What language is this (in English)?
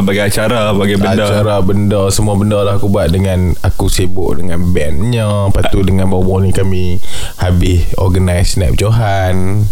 Malay